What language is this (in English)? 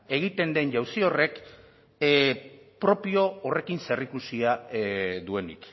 Basque